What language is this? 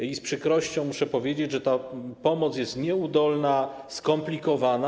Polish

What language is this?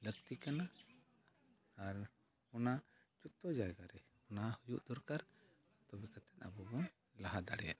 Santali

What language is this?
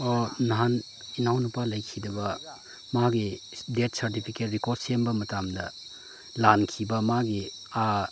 Manipuri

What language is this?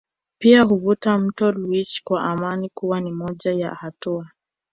Swahili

